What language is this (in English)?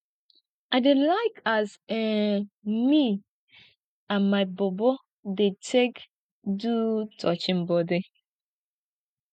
Nigerian Pidgin